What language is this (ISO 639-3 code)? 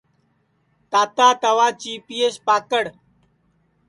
ssi